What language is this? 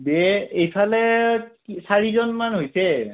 Assamese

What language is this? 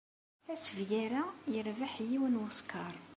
Kabyle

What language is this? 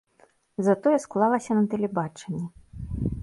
Belarusian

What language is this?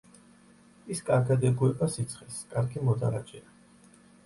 Georgian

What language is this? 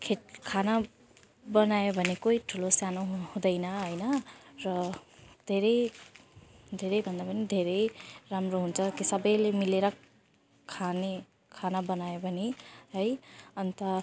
Nepali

